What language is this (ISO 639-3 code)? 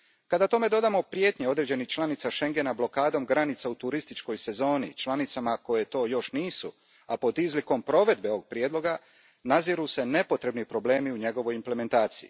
hrv